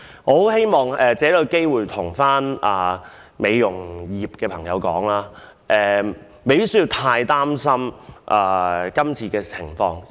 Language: Cantonese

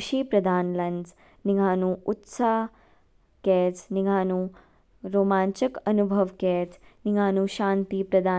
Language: Kinnauri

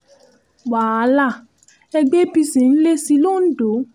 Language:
Yoruba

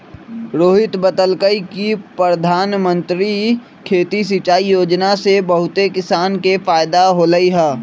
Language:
Magahi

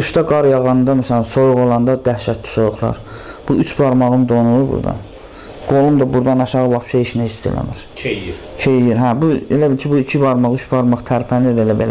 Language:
Turkish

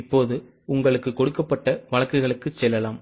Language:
Tamil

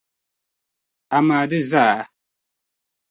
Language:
Dagbani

